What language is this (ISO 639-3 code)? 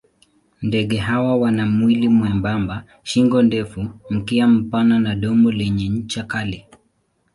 swa